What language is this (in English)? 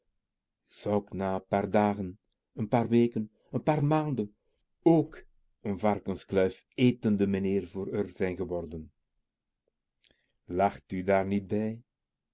Dutch